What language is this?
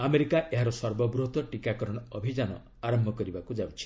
Odia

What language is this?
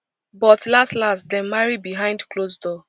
Nigerian Pidgin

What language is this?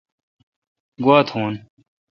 Kalkoti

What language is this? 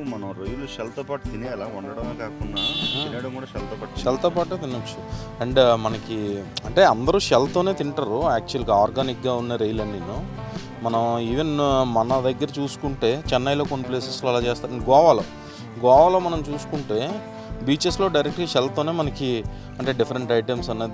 Telugu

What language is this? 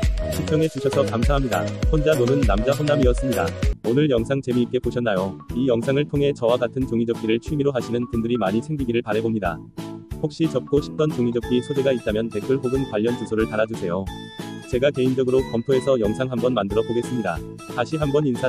Korean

